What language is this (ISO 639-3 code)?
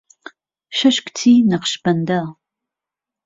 ckb